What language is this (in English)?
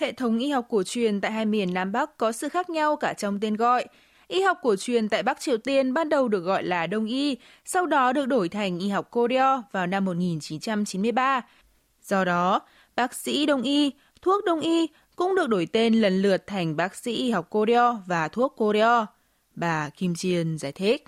Vietnamese